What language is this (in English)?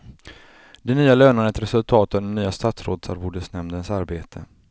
Swedish